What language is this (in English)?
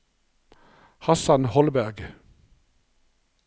Norwegian